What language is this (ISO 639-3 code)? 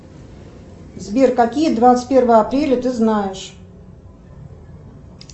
rus